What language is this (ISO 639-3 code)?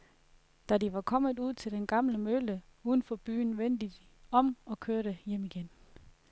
dan